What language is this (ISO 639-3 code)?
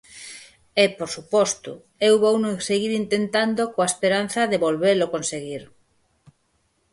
glg